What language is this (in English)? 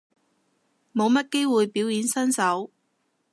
Cantonese